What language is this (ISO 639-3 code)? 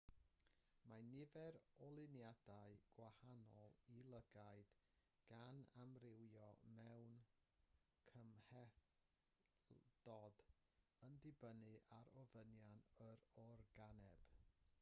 cym